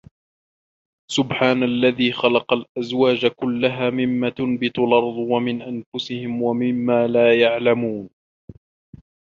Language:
Arabic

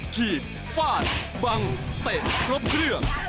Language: Thai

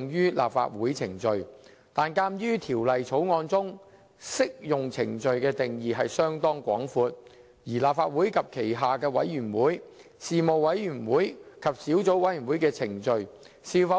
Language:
Cantonese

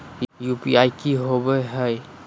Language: Magahi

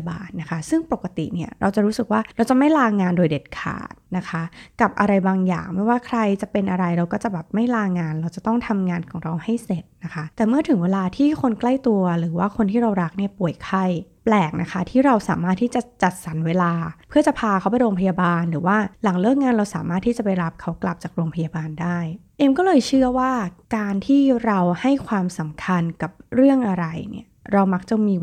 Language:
Thai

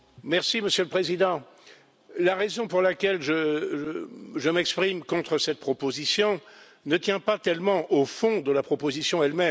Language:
French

